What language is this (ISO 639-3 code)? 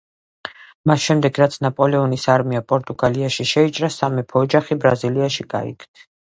kat